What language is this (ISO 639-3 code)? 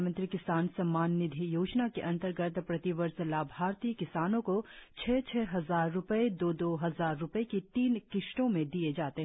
hin